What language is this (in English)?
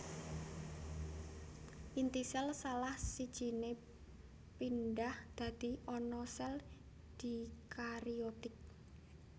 Javanese